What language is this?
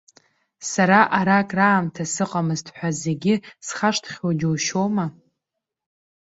Abkhazian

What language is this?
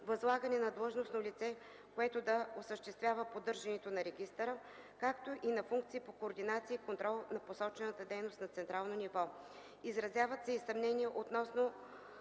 Bulgarian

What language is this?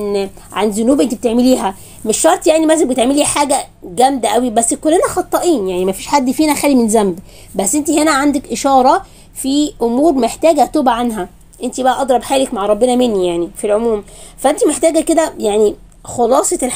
Arabic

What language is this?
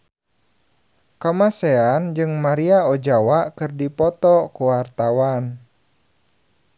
Sundanese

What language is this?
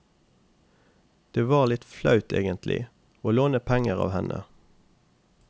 Norwegian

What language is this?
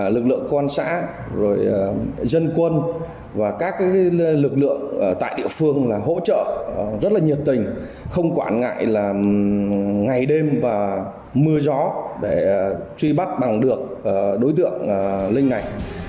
Vietnamese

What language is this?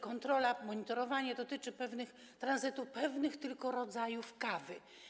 Polish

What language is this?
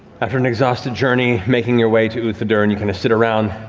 English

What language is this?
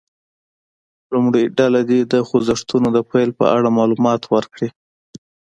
Pashto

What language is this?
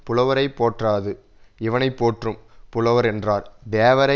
Tamil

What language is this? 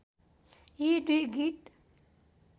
Nepali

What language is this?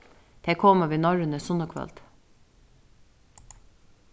Faroese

